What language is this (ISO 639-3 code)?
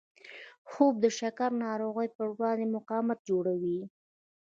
pus